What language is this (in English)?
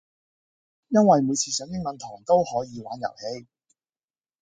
Cantonese